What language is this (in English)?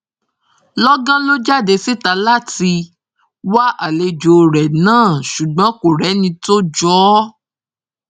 Yoruba